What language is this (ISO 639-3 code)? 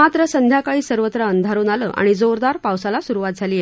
mar